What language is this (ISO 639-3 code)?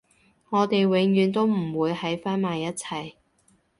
yue